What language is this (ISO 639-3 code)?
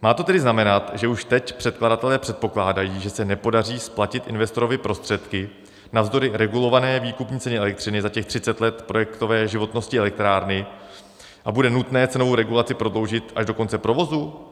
ces